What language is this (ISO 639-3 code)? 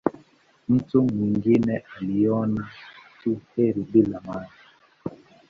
swa